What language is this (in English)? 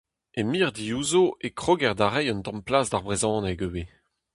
Breton